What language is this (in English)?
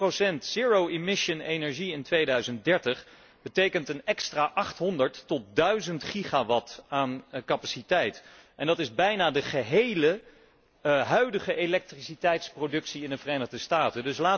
Dutch